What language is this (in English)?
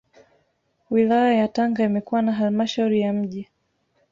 Swahili